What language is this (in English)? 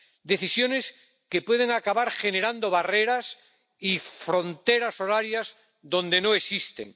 Spanish